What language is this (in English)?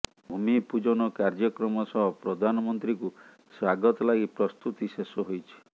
Odia